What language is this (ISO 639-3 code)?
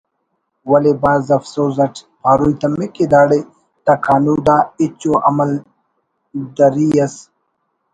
brh